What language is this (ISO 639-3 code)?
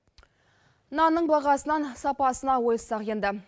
kaz